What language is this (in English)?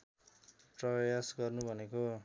Nepali